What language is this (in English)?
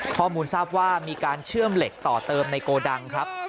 Thai